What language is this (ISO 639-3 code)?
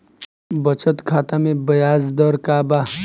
bho